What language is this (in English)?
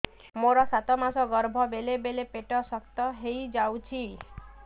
Odia